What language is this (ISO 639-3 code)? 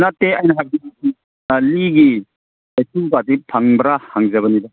mni